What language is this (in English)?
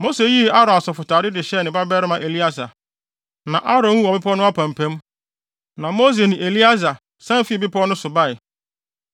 Akan